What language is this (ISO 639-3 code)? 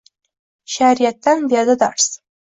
uzb